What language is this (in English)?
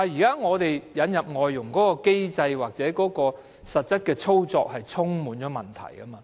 Cantonese